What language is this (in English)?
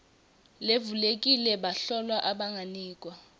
Swati